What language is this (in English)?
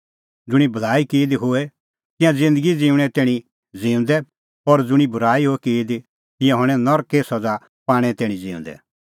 Kullu Pahari